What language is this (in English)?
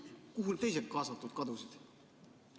Estonian